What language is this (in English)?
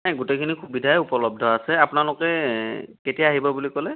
Assamese